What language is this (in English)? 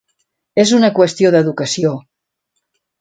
Catalan